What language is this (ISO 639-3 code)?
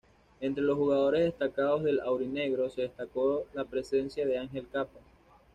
spa